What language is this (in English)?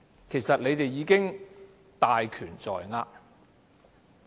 Cantonese